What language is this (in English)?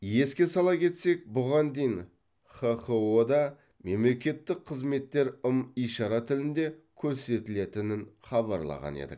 Kazakh